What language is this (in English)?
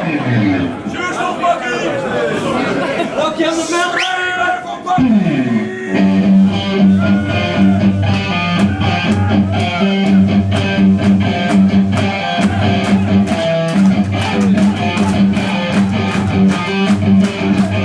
Dutch